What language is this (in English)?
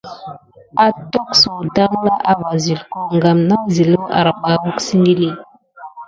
Gidar